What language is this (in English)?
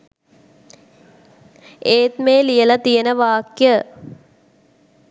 Sinhala